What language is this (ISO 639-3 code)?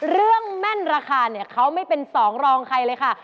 tha